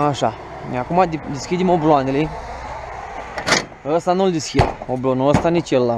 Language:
Romanian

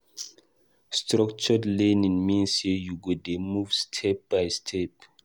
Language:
Nigerian Pidgin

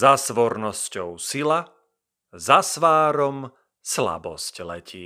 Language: Slovak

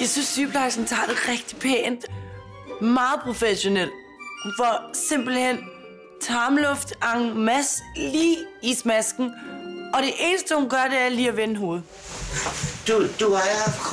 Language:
Danish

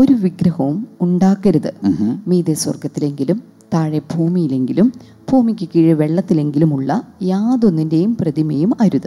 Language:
Malayalam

